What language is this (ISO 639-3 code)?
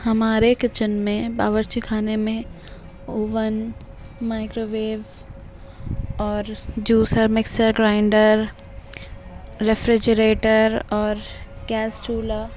urd